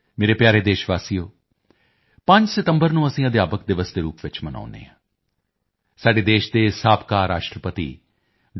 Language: Punjabi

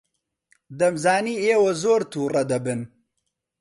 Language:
Central Kurdish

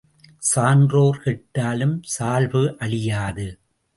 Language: Tamil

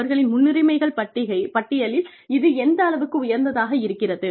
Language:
Tamil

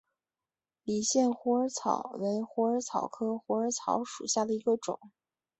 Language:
Chinese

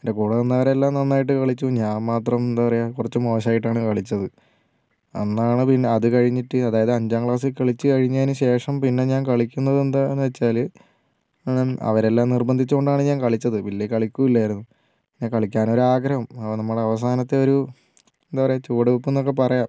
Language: Malayalam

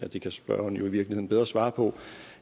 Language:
Danish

